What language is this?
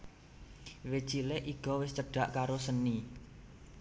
Javanese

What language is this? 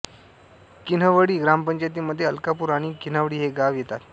Marathi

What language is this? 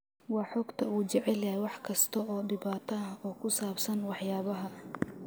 Somali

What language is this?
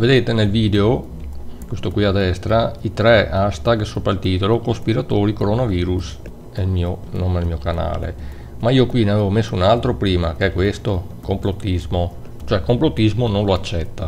Italian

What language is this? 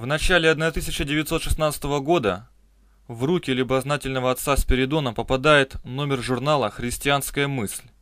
Russian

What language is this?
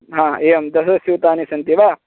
Sanskrit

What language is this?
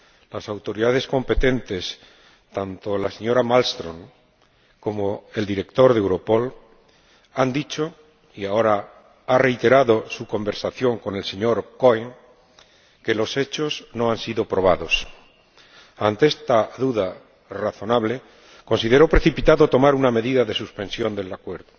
Spanish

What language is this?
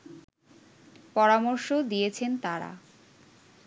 Bangla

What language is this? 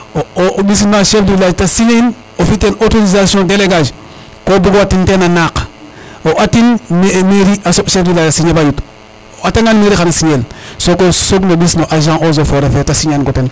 Serer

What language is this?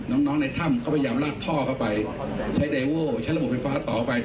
Thai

